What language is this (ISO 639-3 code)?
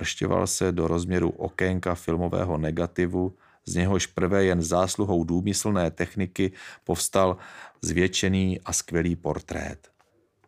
ces